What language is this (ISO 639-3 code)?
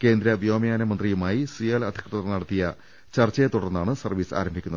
mal